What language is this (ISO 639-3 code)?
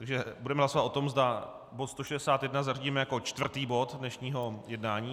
ces